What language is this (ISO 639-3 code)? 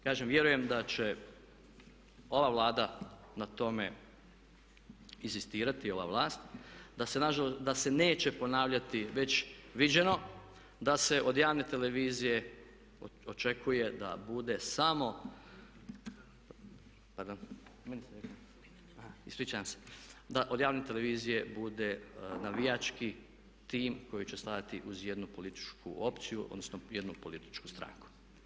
hrv